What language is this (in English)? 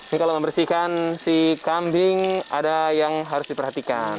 Indonesian